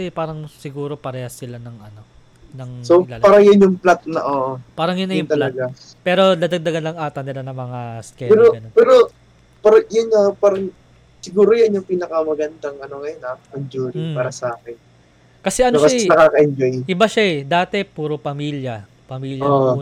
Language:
Filipino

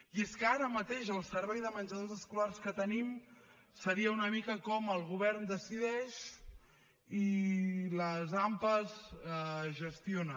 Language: Catalan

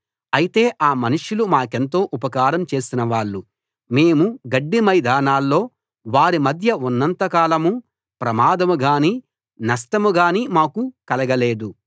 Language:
Telugu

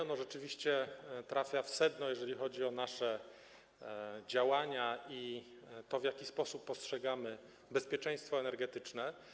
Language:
Polish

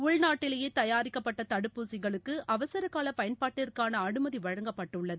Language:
Tamil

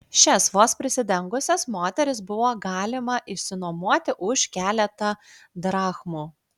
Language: Lithuanian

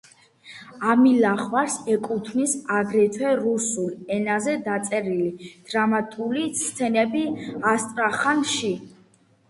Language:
Georgian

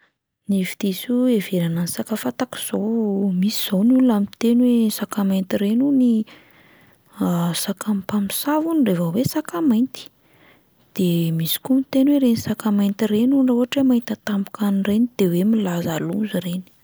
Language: Malagasy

